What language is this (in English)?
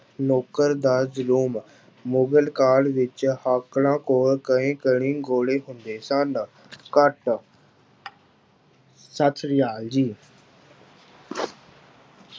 Punjabi